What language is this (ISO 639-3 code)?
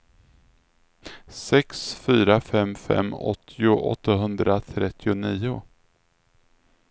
swe